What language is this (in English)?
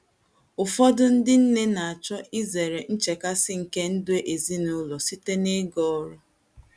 Igbo